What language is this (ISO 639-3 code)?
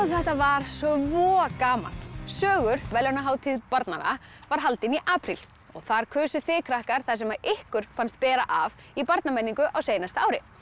isl